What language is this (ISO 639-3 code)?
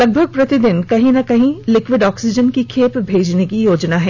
hin